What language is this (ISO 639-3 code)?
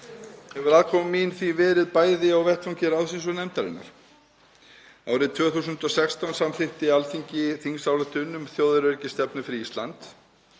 isl